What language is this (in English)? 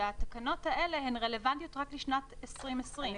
Hebrew